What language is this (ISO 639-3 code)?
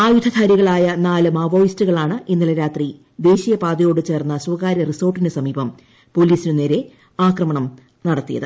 mal